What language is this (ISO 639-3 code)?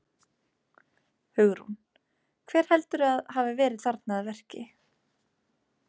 isl